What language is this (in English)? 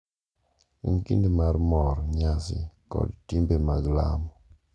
Luo (Kenya and Tanzania)